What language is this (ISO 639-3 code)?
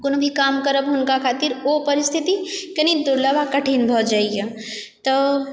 mai